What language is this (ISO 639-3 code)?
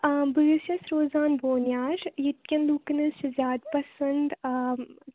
kas